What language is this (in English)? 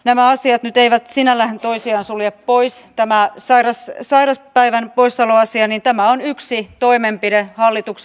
Finnish